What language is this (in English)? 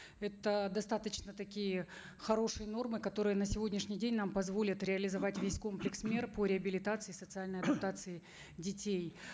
Kazakh